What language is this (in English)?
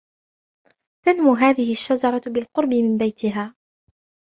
Arabic